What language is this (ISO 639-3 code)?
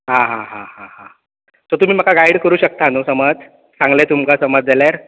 kok